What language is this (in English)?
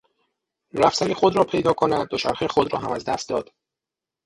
Persian